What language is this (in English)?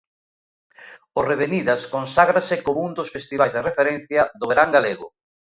Galician